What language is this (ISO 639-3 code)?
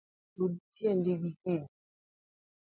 luo